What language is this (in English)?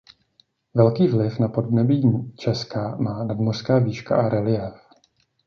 Czech